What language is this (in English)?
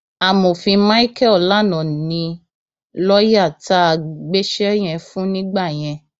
Yoruba